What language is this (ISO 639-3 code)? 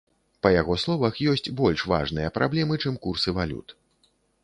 bel